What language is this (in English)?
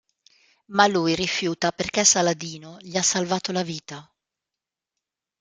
Italian